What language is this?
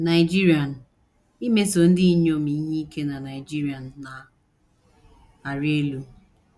Igbo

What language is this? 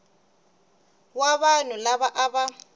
Tsonga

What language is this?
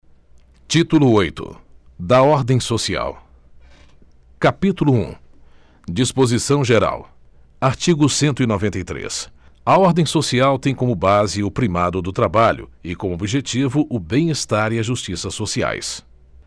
Portuguese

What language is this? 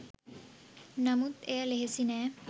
Sinhala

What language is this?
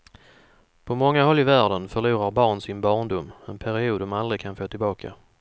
Swedish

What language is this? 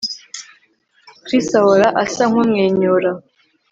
Kinyarwanda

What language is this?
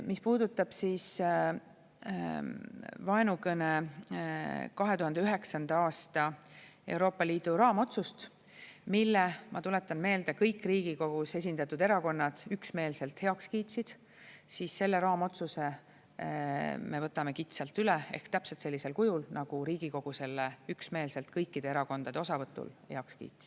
Estonian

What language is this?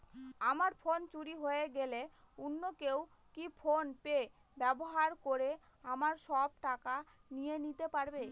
Bangla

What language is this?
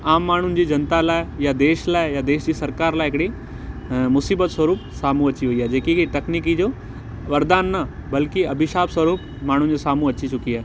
Sindhi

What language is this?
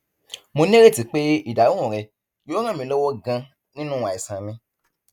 Yoruba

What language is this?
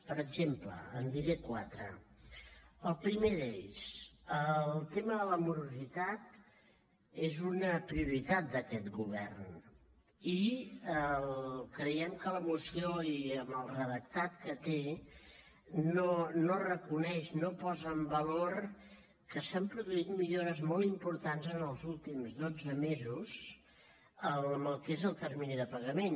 Catalan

